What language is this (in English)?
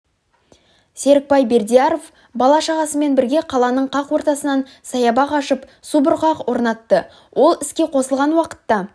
Kazakh